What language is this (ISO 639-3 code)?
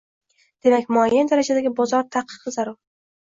uzb